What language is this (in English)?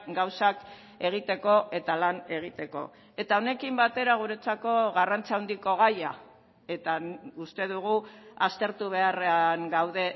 Basque